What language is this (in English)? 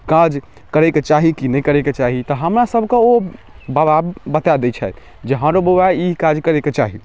Maithili